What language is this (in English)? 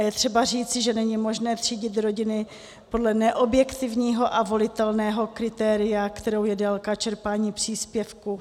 Czech